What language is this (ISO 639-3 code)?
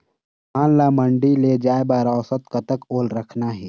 hne